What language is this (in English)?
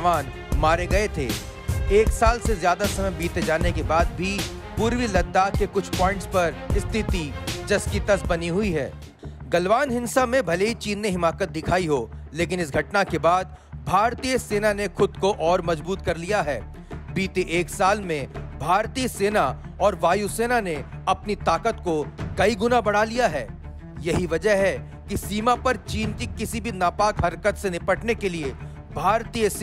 Hindi